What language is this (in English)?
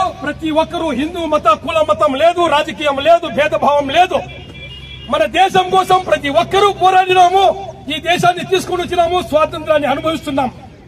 Telugu